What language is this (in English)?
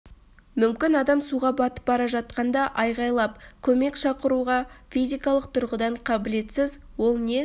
Kazakh